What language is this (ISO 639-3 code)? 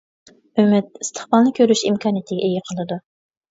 uig